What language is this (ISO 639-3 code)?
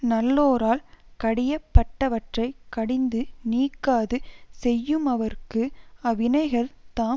tam